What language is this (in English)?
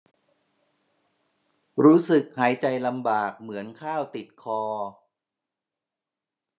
Thai